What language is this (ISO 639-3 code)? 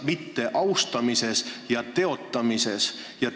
est